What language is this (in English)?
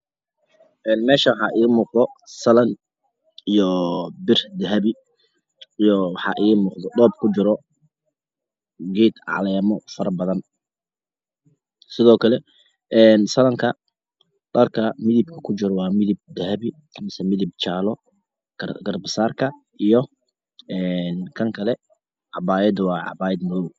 Somali